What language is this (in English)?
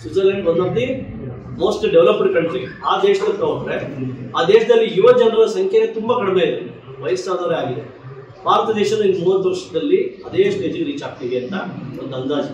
Kannada